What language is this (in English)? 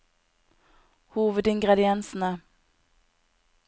Norwegian